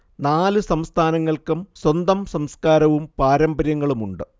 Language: Malayalam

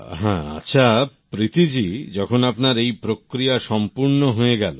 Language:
Bangla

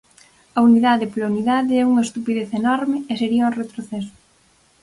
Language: Galician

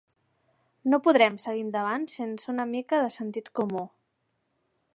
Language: Catalan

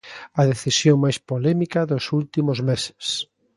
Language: Galician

